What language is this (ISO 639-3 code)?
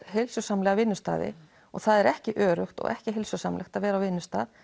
isl